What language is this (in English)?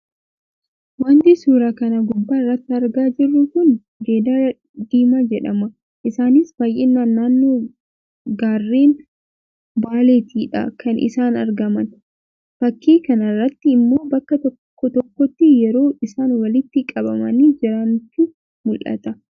Oromo